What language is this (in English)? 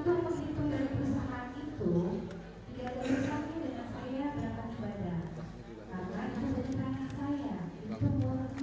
Indonesian